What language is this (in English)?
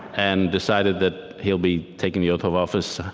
English